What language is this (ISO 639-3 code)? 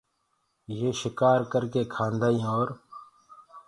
ggg